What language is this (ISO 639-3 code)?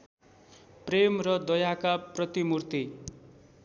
nep